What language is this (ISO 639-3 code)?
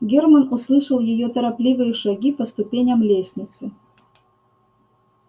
rus